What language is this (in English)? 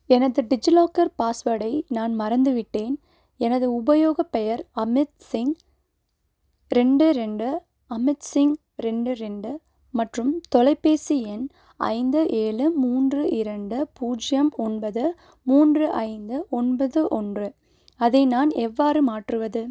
Tamil